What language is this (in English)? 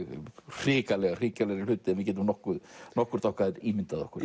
Icelandic